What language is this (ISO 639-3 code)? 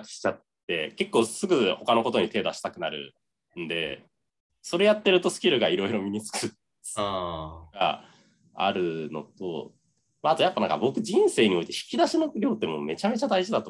jpn